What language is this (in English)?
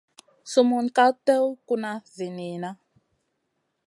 Masana